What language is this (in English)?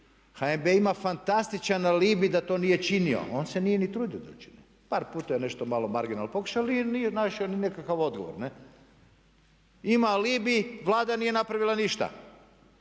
Croatian